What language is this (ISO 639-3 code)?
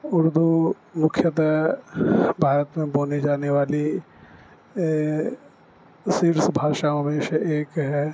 urd